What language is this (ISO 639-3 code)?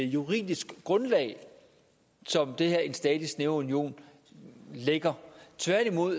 dan